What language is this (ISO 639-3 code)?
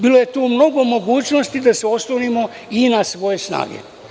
srp